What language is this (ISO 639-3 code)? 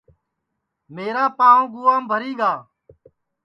ssi